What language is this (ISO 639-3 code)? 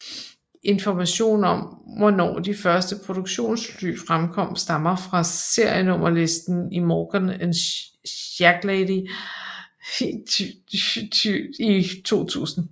dan